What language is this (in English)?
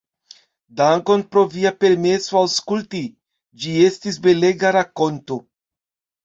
Esperanto